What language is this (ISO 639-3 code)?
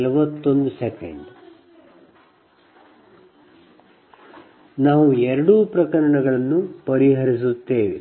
kan